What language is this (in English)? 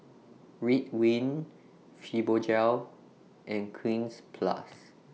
English